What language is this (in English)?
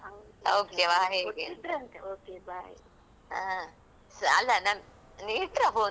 Kannada